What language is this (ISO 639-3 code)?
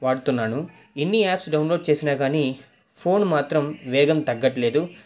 tel